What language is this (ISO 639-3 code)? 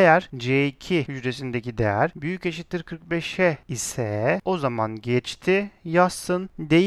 tur